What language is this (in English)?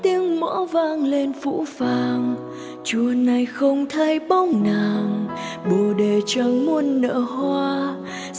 Vietnamese